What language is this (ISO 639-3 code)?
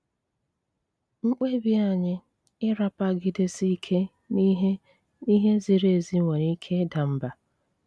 ibo